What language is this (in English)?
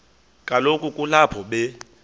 Xhosa